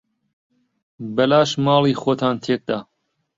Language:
Central Kurdish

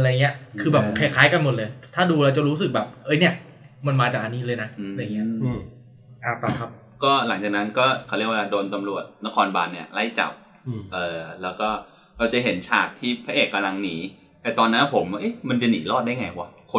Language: Thai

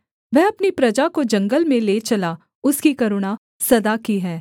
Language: Hindi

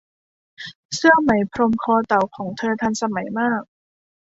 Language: Thai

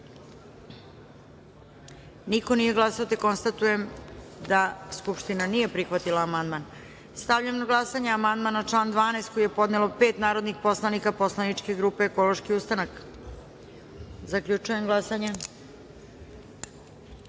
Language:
Serbian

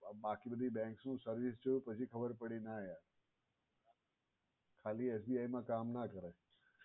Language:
Gujarati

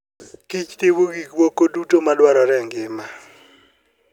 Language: Luo (Kenya and Tanzania)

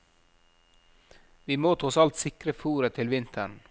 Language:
Norwegian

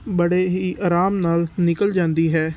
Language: Punjabi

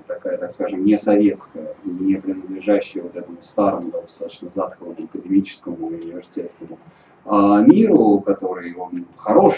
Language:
Russian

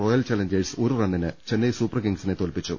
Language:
Malayalam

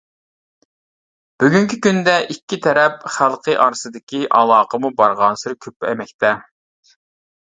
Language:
Uyghur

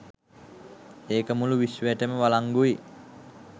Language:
Sinhala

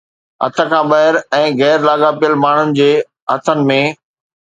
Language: Sindhi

